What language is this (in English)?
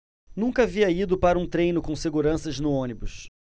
Portuguese